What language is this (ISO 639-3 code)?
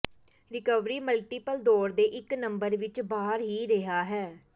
pan